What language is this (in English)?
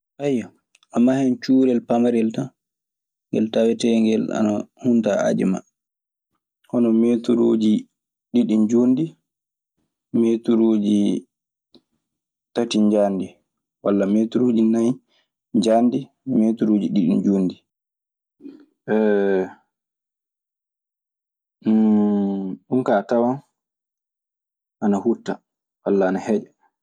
Maasina Fulfulde